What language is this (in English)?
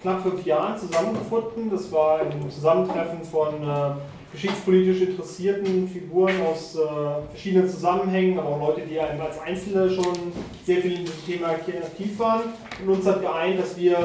German